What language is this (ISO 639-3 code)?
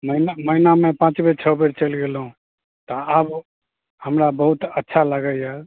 mai